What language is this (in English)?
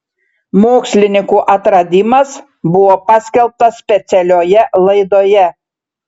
Lithuanian